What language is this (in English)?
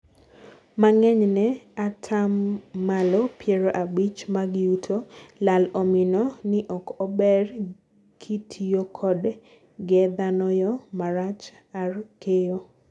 Luo (Kenya and Tanzania)